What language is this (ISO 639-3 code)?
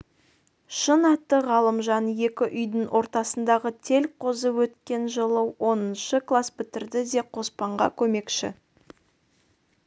kaz